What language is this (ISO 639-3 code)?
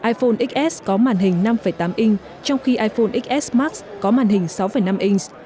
vie